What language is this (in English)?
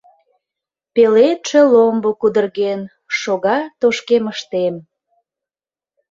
Mari